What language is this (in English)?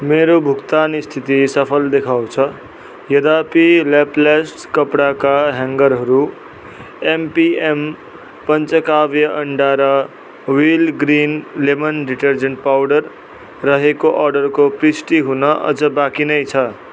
Nepali